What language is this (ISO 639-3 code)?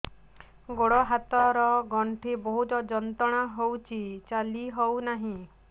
ori